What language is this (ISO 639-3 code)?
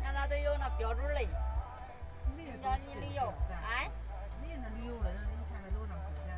zho